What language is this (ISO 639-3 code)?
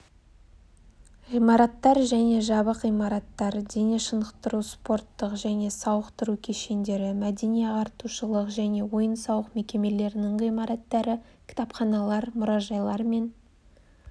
kaz